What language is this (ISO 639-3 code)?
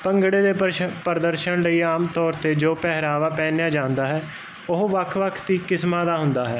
pan